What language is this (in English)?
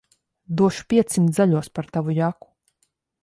Latvian